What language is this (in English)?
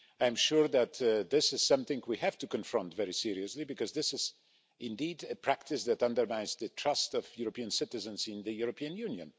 English